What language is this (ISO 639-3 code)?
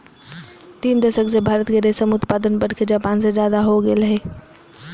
mag